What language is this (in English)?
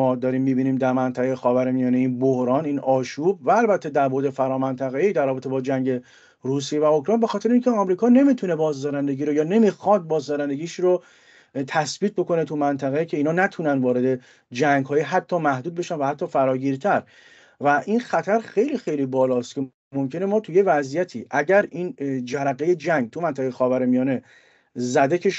Persian